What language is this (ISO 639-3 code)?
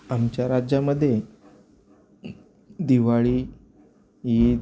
mar